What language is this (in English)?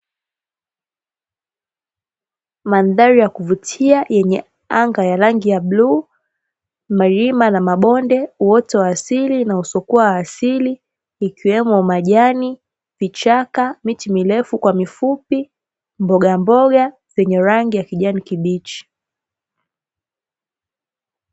Swahili